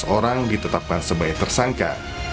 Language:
Indonesian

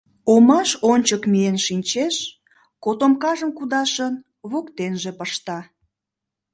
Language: Mari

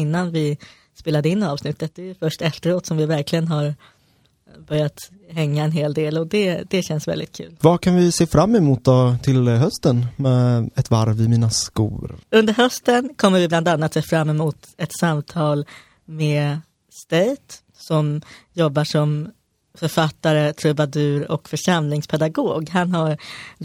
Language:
Swedish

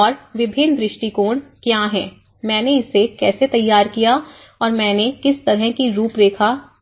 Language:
Hindi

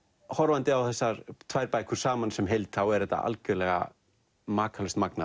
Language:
Icelandic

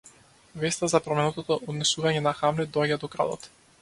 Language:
Macedonian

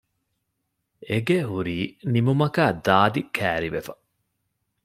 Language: Divehi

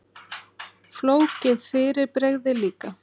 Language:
Icelandic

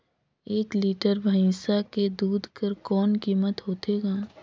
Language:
Chhattisgarhi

